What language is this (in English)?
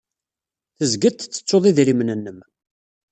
Kabyle